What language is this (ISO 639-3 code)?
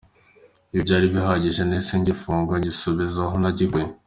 kin